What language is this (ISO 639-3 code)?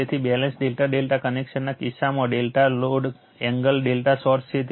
guj